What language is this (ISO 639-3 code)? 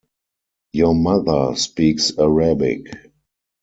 eng